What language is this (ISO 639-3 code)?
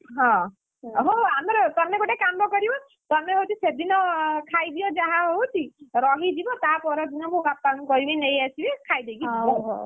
ori